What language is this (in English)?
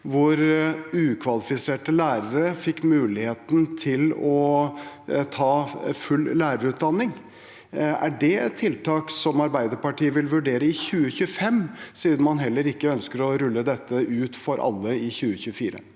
Norwegian